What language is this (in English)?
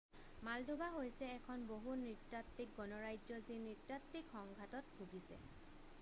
Assamese